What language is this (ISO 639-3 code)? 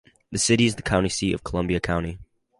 eng